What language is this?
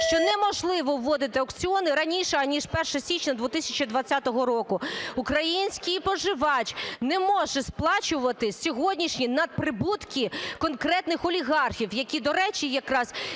Ukrainian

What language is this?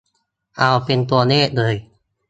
Thai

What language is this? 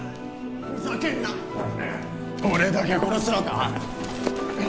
Japanese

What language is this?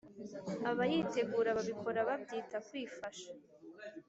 Kinyarwanda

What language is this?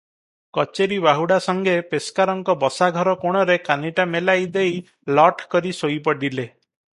Odia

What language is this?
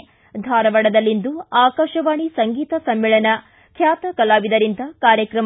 Kannada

